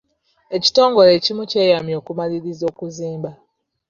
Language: Ganda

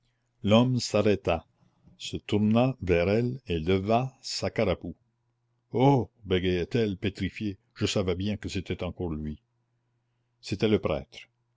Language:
French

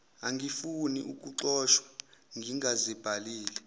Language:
Zulu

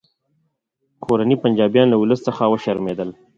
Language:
Pashto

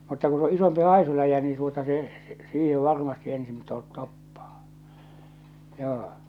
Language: Finnish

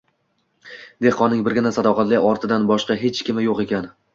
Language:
Uzbek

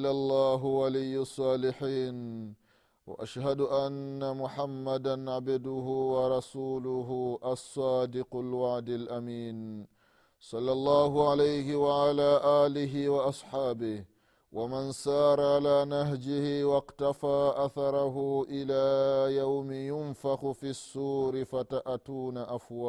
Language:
Swahili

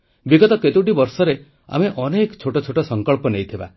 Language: Odia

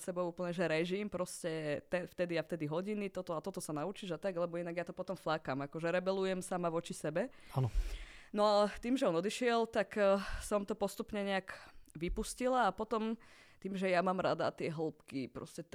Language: Slovak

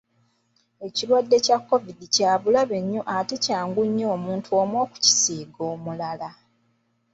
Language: Ganda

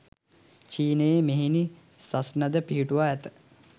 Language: Sinhala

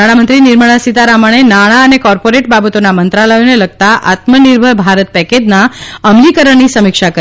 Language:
Gujarati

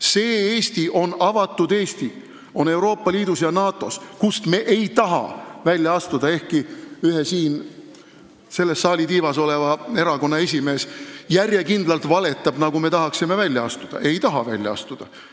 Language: Estonian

